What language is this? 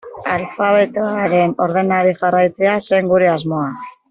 Basque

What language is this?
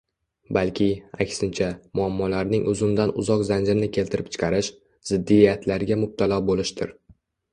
Uzbek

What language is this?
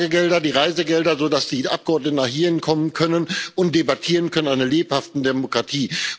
German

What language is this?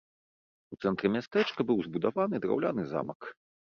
Belarusian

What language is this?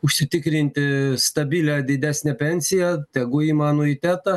Lithuanian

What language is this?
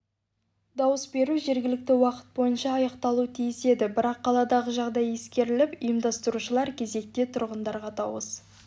Kazakh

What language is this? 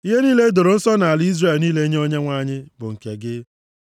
Igbo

